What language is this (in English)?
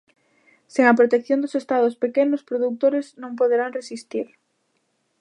Galician